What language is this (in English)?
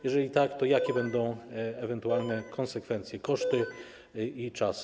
Polish